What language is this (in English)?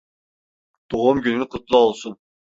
Turkish